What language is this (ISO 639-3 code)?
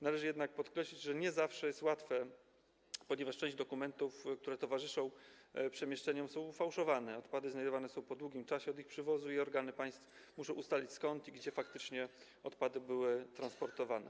pol